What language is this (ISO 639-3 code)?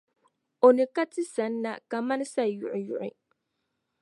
dag